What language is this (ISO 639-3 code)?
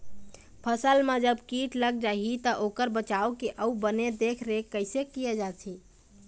hne